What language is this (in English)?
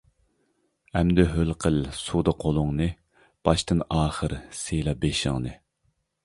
Uyghur